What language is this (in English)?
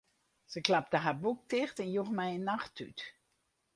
Western Frisian